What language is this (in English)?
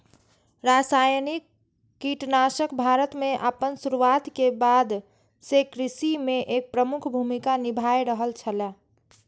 Maithili